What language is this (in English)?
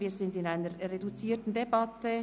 Swiss German